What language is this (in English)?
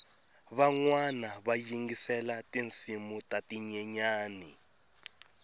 Tsonga